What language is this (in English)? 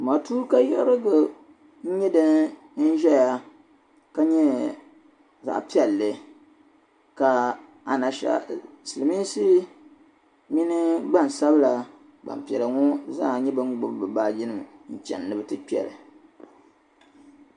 Dagbani